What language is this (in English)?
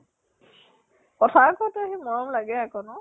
Assamese